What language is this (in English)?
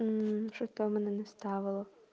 Russian